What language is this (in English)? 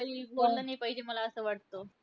Marathi